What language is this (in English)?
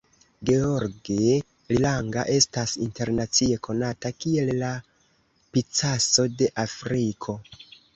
Esperanto